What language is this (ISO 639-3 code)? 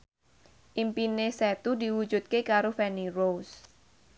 jav